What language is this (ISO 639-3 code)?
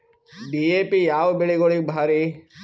kan